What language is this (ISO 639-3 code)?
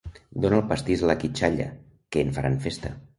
cat